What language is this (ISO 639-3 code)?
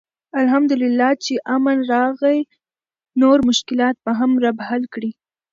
pus